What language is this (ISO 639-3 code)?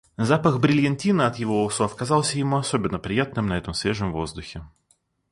rus